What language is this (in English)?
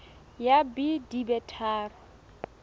Southern Sotho